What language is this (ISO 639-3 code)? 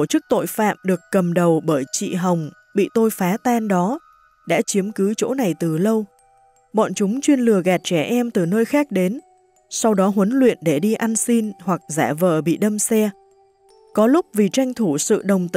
vie